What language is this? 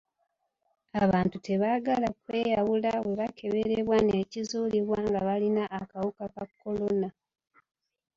Ganda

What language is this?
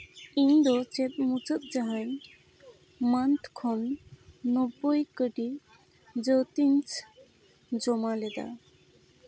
Santali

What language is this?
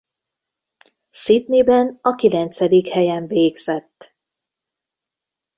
Hungarian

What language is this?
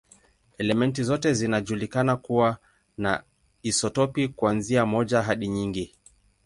Swahili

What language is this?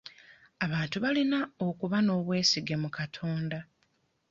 Ganda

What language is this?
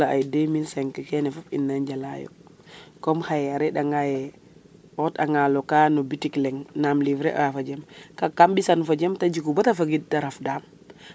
Serer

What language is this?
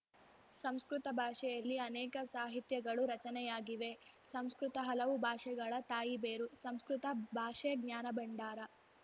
Kannada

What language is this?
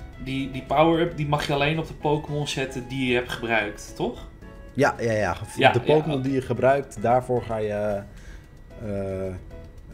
Dutch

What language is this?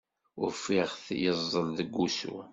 Kabyle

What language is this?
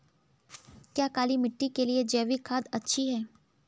Hindi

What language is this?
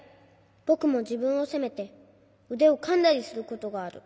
Japanese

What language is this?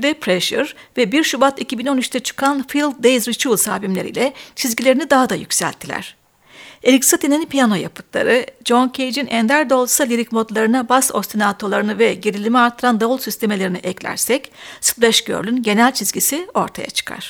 Turkish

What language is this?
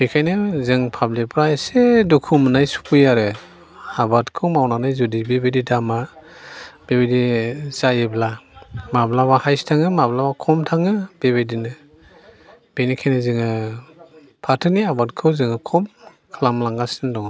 Bodo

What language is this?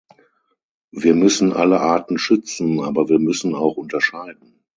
German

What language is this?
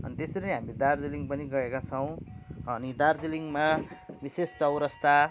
Nepali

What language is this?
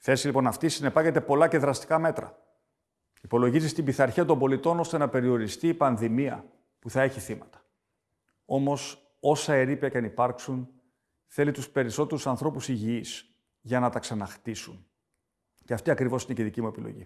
Greek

